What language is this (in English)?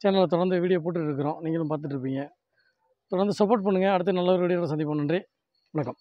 Tamil